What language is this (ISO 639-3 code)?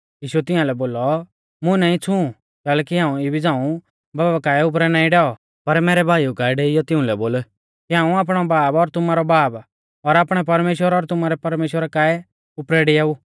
bfz